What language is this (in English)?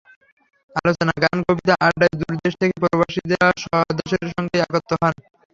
Bangla